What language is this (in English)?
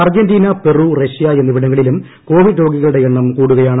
Malayalam